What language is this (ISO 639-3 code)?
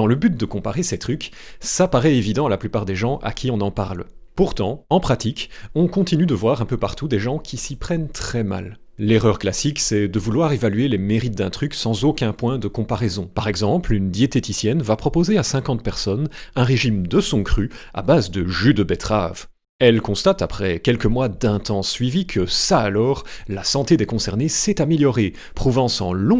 fra